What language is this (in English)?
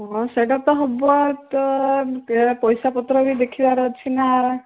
Odia